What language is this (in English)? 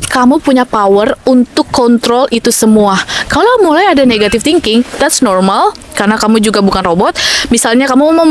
Indonesian